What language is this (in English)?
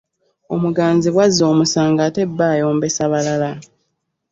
Ganda